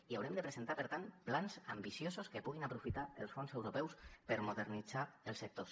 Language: Catalan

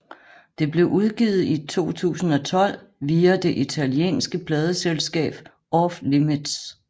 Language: Danish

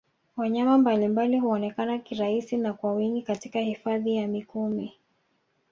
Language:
Swahili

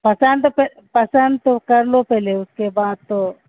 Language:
Urdu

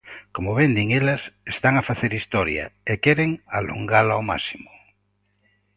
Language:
Galician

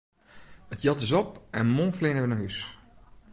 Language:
Western Frisian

